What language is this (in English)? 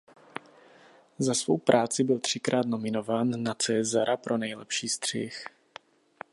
Czech